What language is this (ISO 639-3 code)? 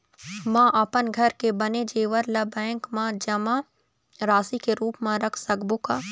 hne